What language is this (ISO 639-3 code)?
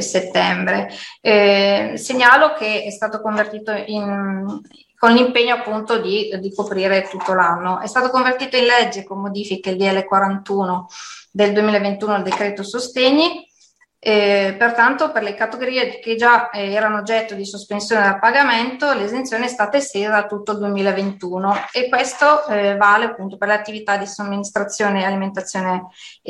ita